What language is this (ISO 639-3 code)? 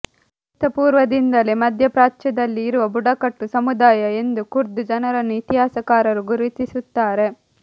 kan